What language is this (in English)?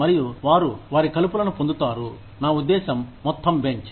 Telugu